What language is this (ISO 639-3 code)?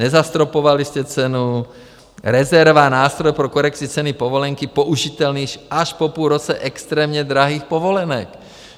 ces